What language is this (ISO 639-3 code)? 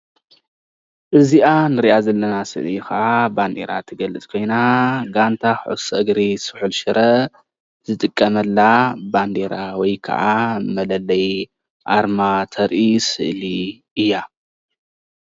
tir